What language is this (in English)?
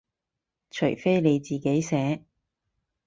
Cantonese